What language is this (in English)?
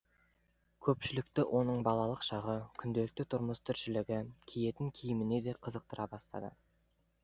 Kazakh